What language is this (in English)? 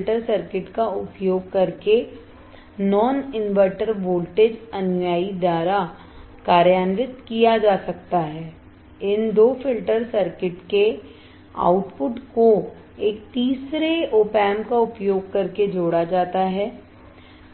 Hindi